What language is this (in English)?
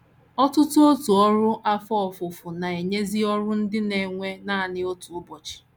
Igbo